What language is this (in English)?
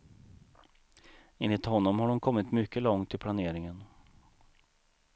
Swedish